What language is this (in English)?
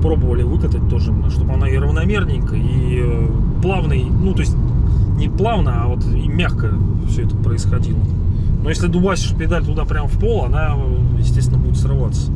Russian